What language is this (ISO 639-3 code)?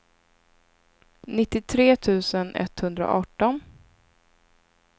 swe